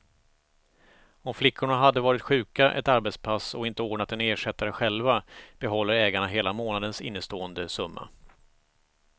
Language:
Swedish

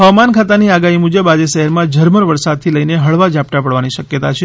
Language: Gujarati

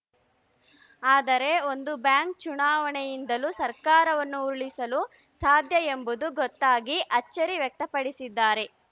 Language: Kannada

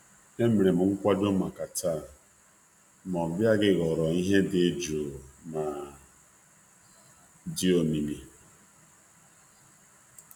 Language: Igbo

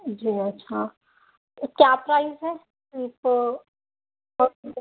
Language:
Urdu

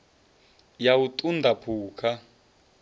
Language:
Venda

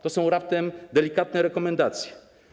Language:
Polish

